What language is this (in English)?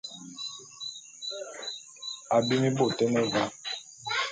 Bulu